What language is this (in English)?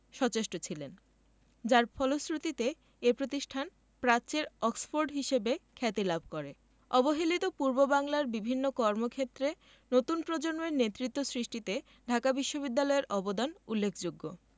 Bangla